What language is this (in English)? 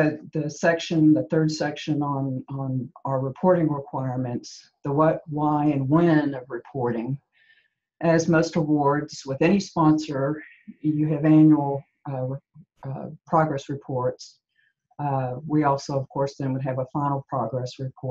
English